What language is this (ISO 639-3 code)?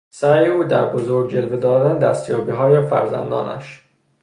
fas